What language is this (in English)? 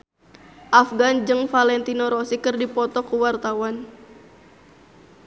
Sundanese